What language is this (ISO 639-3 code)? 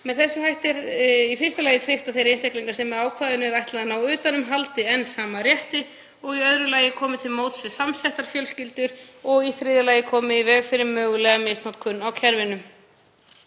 isl